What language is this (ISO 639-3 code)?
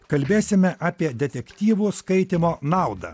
lit